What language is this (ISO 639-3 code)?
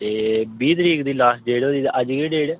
doi